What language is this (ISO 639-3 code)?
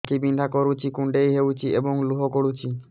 ori